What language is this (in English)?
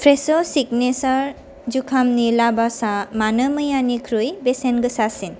Bodo